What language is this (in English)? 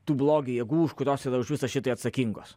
Lithuanian